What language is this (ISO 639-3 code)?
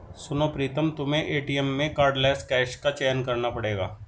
hin